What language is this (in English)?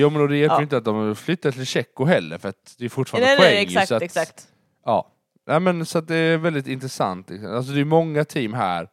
Swedish